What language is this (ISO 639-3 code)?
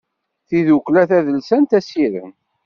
kab